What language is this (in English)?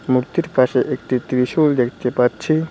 Bangla